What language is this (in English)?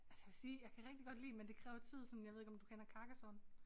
Danish